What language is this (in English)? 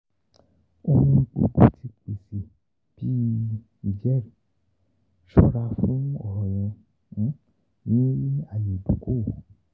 Yoruba